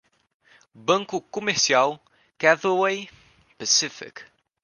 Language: Portuguese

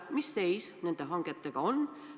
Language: Estonian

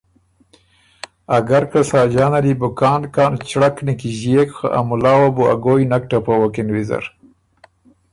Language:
Ormuri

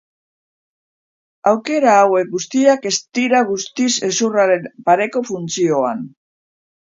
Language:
Basque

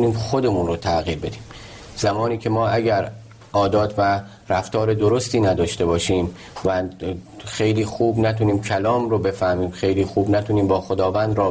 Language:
Persian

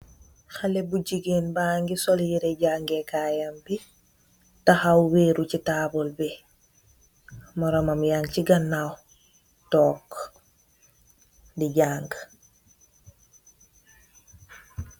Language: Wolof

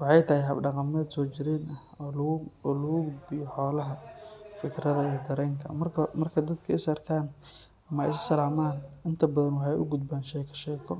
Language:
Somali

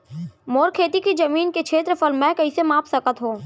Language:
Chhattisgarhi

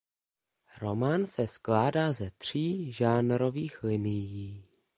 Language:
Czech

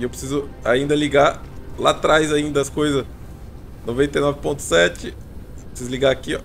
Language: Portuguese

